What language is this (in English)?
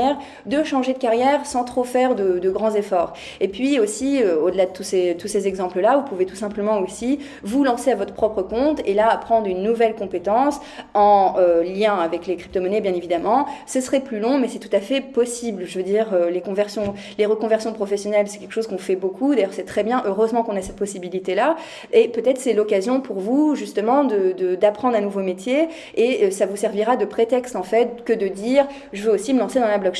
French